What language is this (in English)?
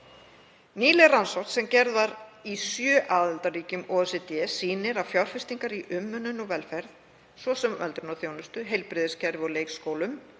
Icelandic